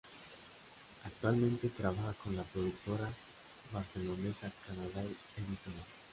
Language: Spanish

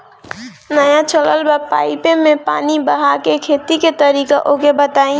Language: Bhojpuri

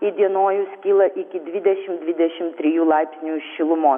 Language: Lithuanian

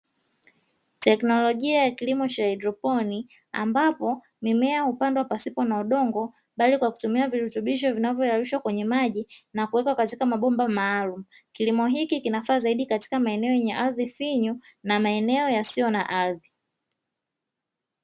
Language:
Swahili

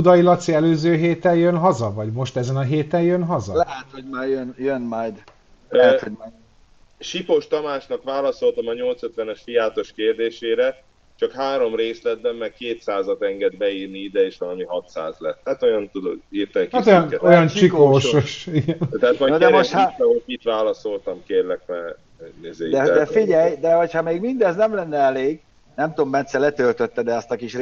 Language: Hungarian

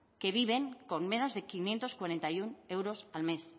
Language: Spanish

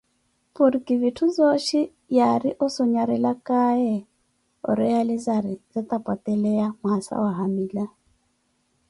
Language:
Koti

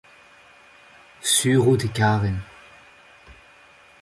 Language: Breton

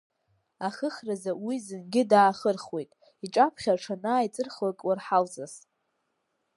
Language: Abkhazian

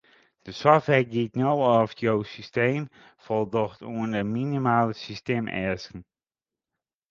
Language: Western Frisian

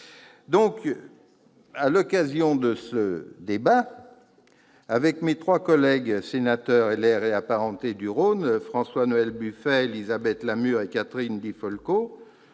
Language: French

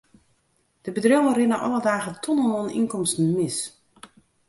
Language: Western Frisian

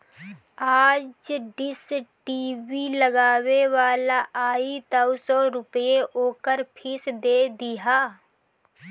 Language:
Bhojpuri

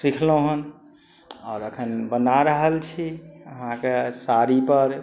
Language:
Maithili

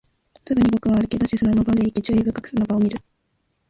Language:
Japanese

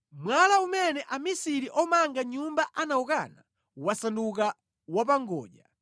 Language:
Nyanja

